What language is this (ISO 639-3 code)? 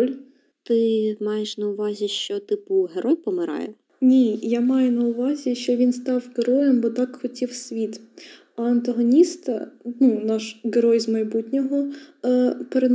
ukr